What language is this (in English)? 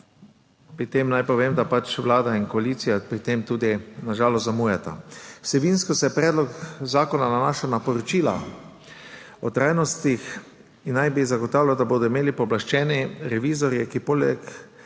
Slovenian